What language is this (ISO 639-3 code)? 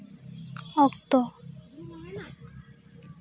sat